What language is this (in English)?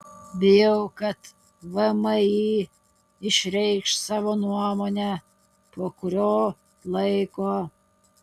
Lithuanian